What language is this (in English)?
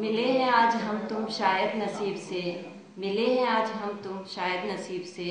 Hindi